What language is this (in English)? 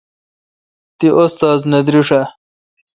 Kalkoti